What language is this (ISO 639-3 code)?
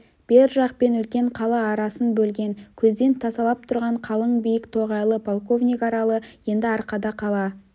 kaz